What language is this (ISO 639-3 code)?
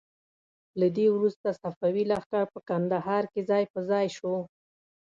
pus